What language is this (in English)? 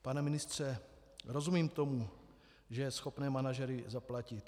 Czech